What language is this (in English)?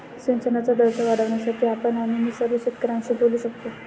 Marathi